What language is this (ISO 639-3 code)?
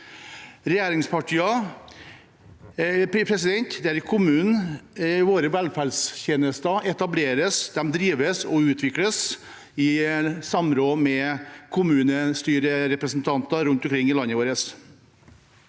nor